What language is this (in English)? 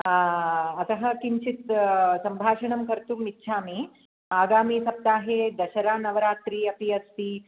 Sanskrit